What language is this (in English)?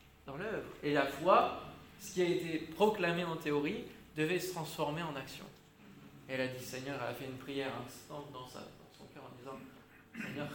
French